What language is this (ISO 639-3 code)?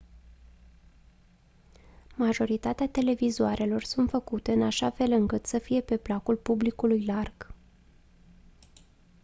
ron